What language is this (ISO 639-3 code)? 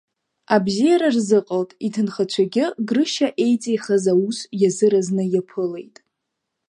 abk